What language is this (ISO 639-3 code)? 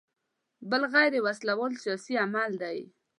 pus